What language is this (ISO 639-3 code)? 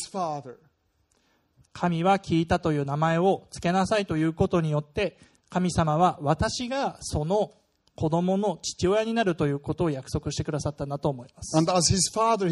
jpn